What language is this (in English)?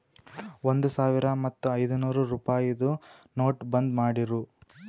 Kannada